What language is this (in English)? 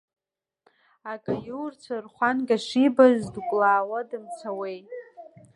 Abkhazian